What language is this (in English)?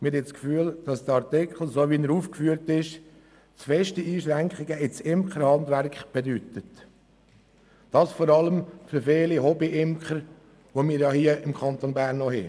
Swiss German